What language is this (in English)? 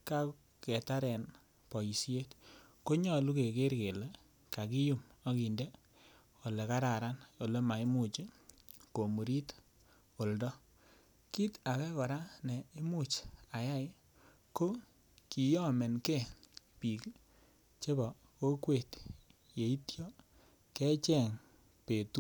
Kalenjin